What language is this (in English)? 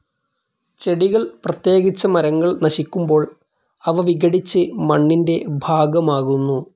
Malayalam